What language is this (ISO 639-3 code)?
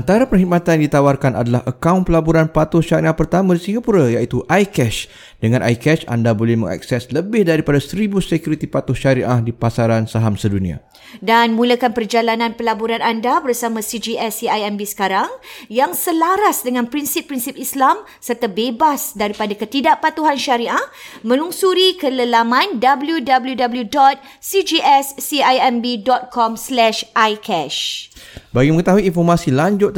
msa